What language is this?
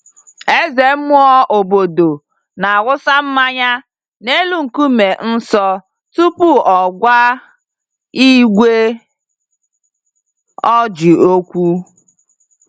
Igbo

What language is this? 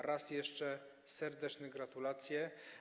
Polish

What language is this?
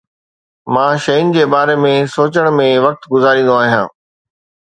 Sindhi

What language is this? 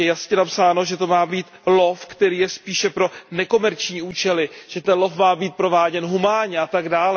Czech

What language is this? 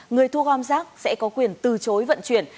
Vietnamese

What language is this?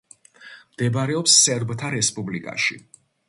Georgian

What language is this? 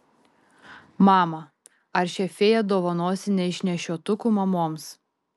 Lithuanian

